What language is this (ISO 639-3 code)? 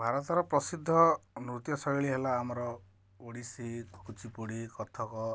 ori